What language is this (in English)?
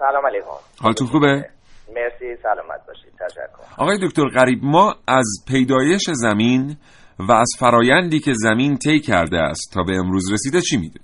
Persian